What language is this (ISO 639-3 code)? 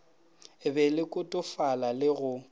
nso